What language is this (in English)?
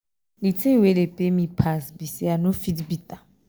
Nigerian Pidgin